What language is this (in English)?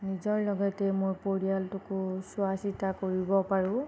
Assamese